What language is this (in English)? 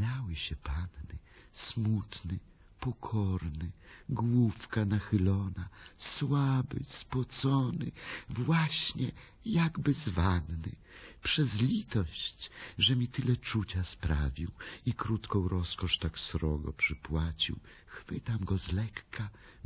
Polish